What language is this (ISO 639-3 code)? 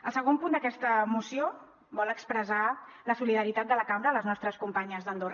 cat